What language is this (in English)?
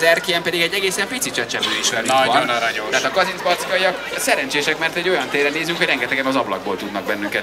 Hungarian